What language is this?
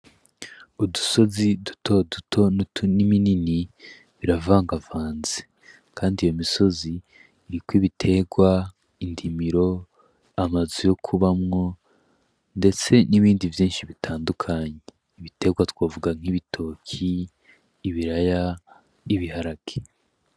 Rundi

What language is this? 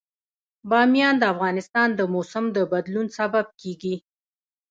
Pashto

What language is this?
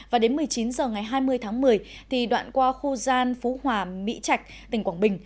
Vietnamese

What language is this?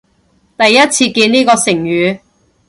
Cantonese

